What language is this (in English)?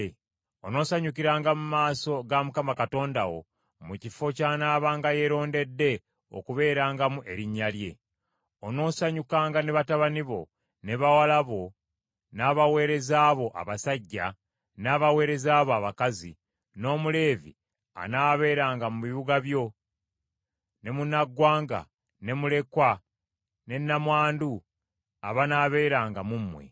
Ganda